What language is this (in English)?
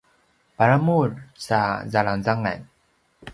Paiwan